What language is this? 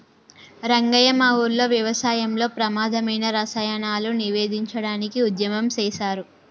Telugu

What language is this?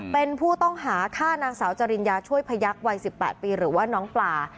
Thai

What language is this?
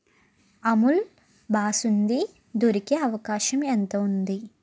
Telugu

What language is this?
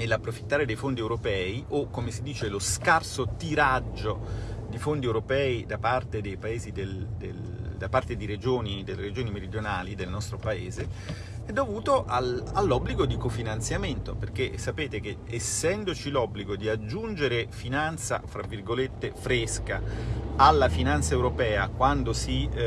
Italian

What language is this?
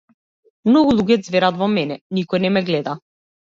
Macedonian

